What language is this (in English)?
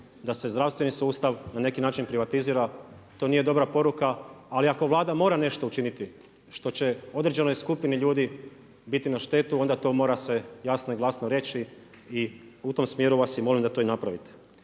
Croatian